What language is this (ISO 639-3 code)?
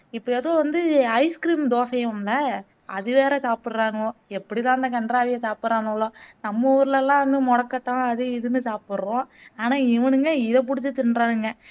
tam